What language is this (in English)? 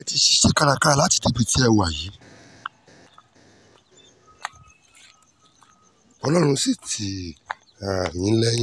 Yoruba